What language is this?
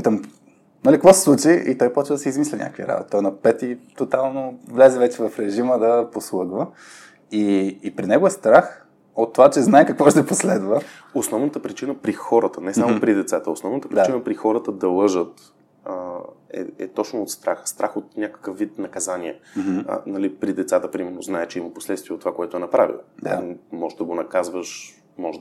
Bulgarian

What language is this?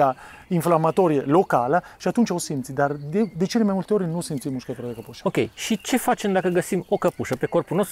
Romanian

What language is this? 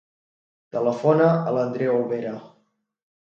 Catalan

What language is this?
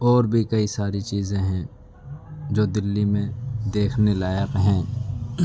Urdu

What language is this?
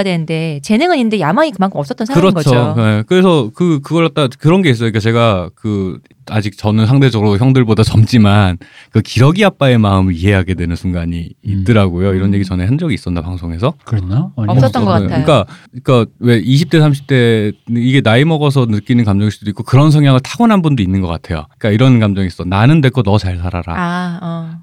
Korean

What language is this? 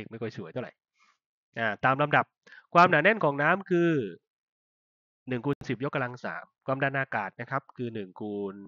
Thai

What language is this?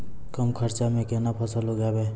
Maithili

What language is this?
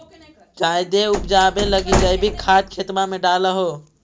Magahi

